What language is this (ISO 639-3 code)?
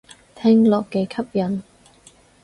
yue